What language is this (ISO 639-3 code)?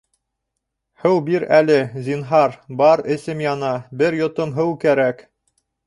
bak